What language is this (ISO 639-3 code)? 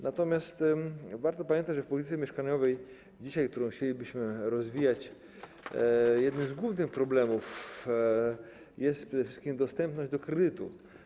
pol